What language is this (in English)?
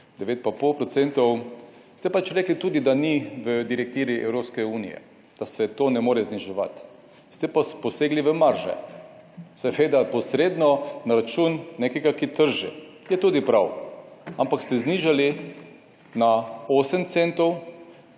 Slovenian